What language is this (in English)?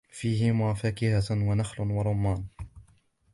Arabic